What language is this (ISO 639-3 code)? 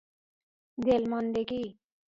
fas